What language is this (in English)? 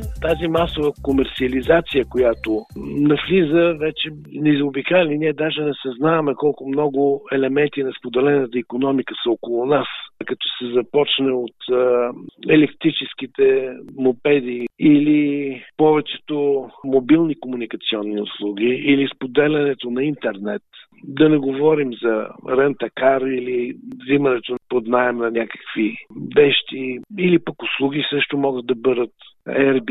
Bulgarian